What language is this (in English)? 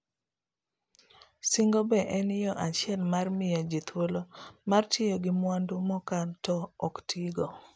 Luo (Kenya and Tanzania)